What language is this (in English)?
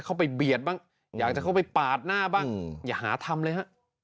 Thai